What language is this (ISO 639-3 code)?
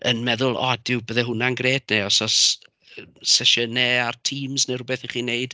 cym